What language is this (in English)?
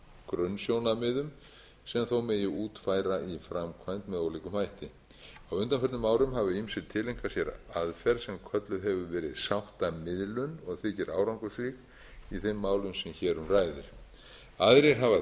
Icelandic